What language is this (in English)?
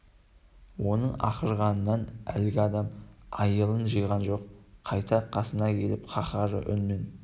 Kazakh